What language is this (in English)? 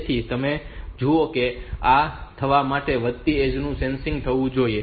Gujarati